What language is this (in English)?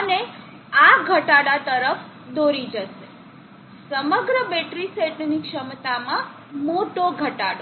Gujarati